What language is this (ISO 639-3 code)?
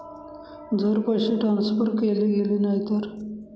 mar